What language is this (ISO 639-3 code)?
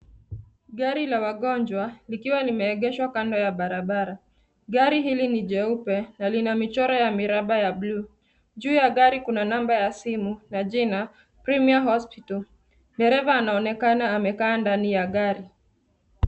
swa